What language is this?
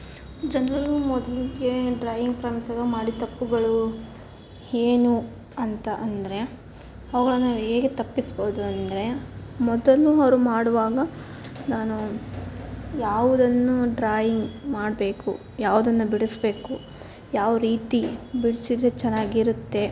Kannada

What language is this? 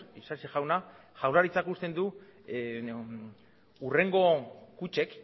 Basque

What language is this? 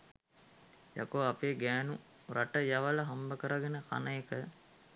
Sinhala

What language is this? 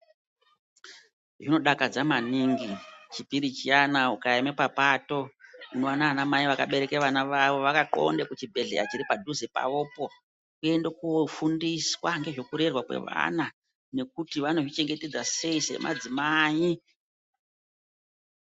Ndau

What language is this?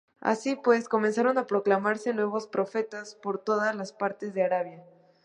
Spanish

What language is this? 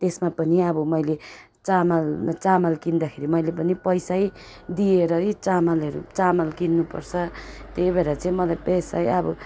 Nepali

